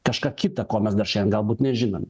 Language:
Lithuanian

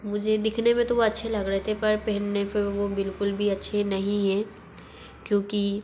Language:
Hindi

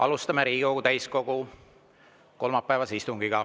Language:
Estonian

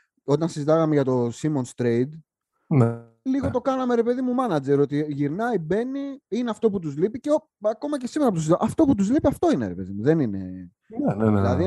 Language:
Greek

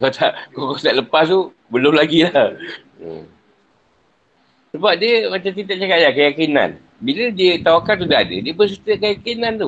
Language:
Malay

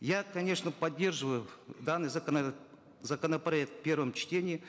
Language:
Kazakh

